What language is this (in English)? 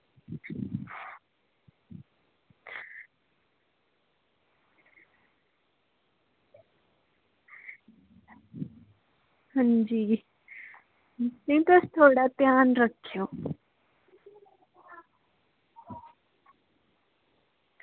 Dogri